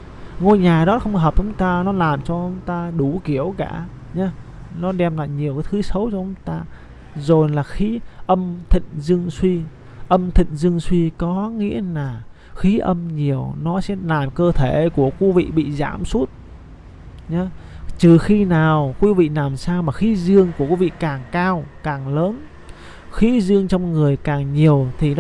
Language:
Vietnamese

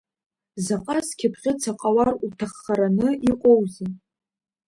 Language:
Abkhazian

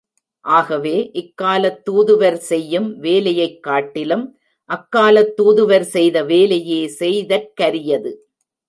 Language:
Tamil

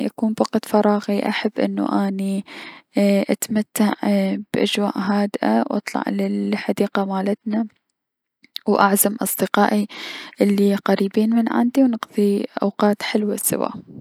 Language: Mesopotamian Arabic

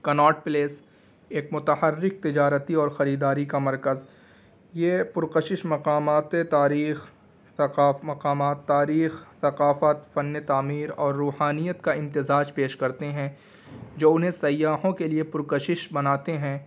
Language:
Urdu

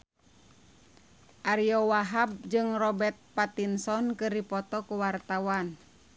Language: Sundanese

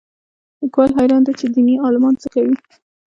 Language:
Pashto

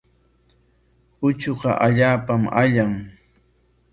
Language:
Corongo Ancash Quechua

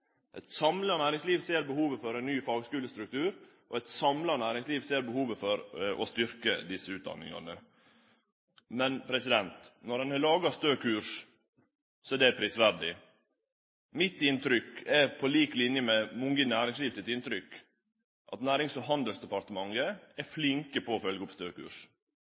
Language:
Norwegian Nynorsk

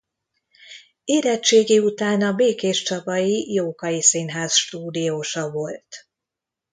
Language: Hungarian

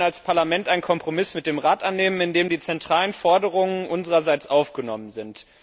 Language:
German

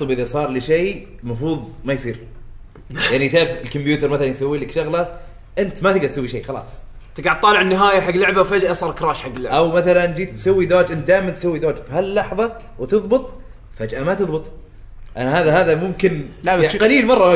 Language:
Arabic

